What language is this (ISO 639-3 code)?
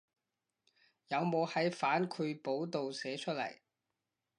yue